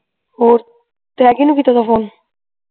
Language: Punjabi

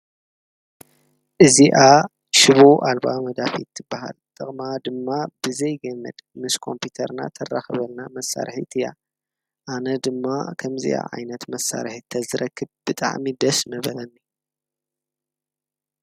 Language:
Tigrinya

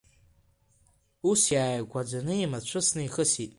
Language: Abkhazian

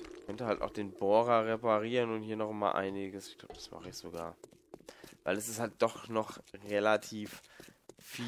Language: German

